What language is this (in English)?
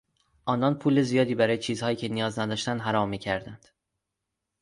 Persian